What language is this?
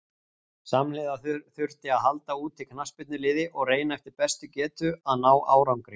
Icelandic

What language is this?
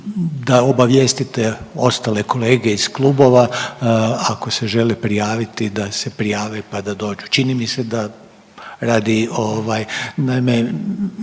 Croatian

